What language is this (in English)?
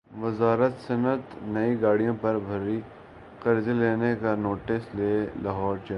Urdu